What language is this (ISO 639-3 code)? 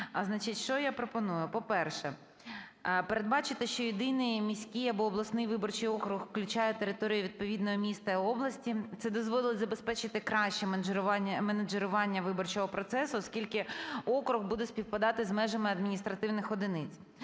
ukr